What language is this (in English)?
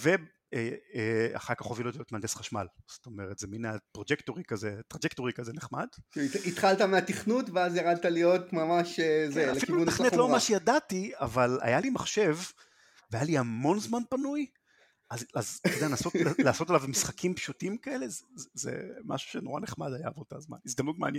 Hebrew